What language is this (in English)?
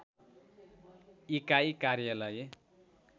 Nepali